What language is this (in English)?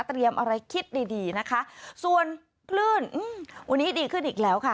Thai